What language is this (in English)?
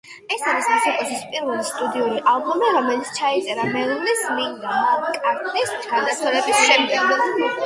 Georgian